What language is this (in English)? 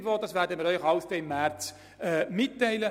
Swiss German